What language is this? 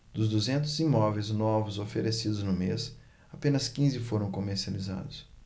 Portuguese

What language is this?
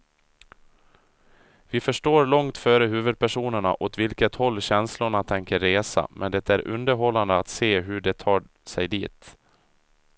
Swedish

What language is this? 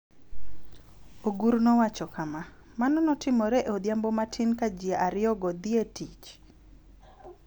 Luo (Kenya and Tanzania)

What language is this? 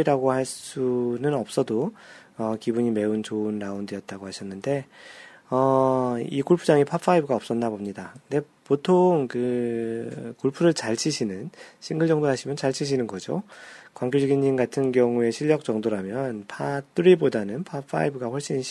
Korean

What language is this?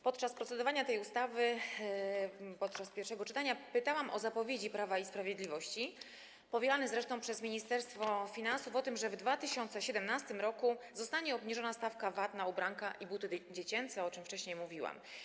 Polish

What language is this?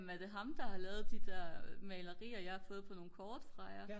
Danish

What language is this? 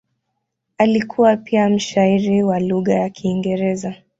Swahili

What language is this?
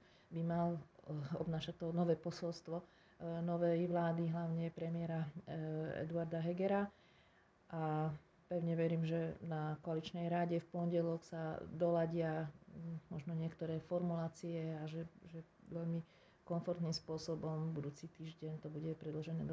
Slovak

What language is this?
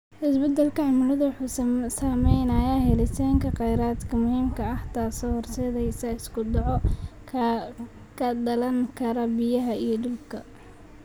Somali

